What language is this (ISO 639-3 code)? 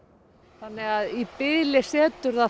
isl